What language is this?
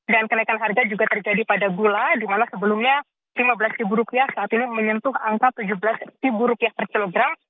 Indonesian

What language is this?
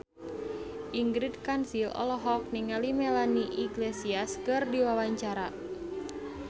Sundanese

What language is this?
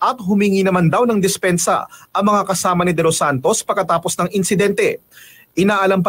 Filipino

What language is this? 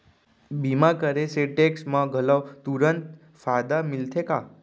Chhattisgarhi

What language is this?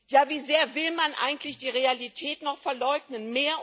German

